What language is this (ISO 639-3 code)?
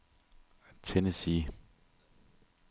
dan